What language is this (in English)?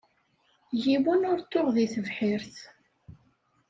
Kabyle